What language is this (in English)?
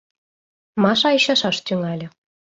Mari